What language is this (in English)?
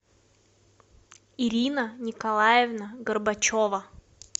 Russian